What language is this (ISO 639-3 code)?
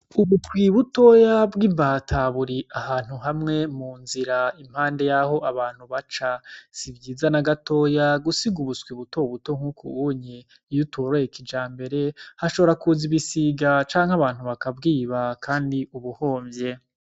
run